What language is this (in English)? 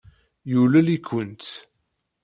Kabyle